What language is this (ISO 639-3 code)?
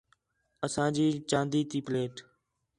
xhe